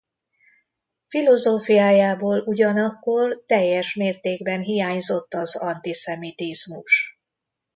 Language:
Hungarian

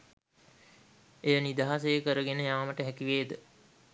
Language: Sinhala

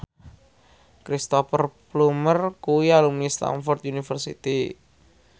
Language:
Javanese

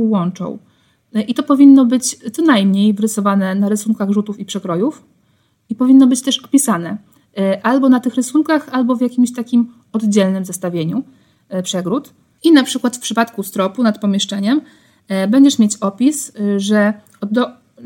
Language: Polish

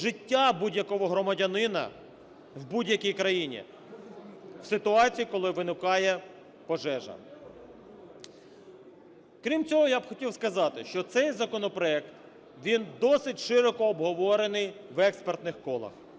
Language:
Ukrainian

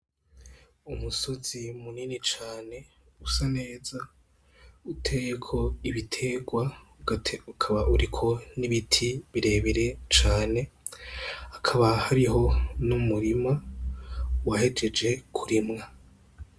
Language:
Rundi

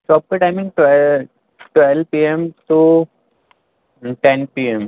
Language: Urdu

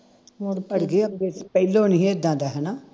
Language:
Punjabi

